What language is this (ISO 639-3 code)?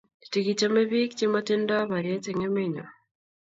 kln